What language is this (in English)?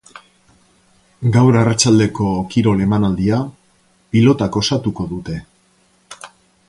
Basque